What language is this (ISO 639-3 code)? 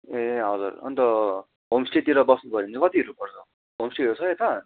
nep